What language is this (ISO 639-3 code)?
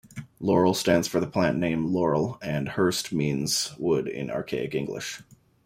eng